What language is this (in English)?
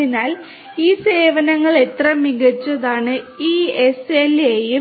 Malayalam